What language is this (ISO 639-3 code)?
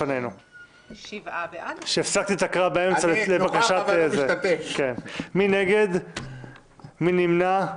heb